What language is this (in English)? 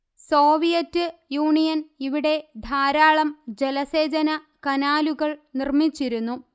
Malayalam